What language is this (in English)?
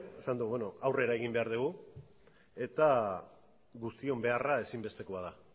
Basque